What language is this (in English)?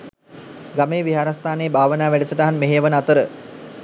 Sinhala